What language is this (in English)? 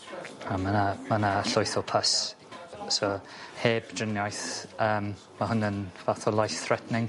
Welsh